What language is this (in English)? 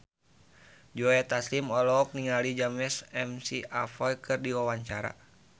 Sundanese